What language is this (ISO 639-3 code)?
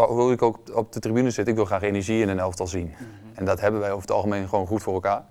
nld